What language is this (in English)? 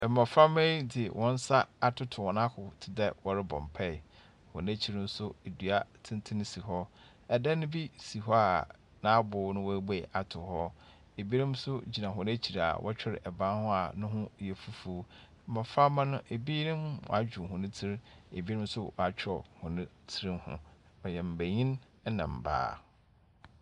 Akan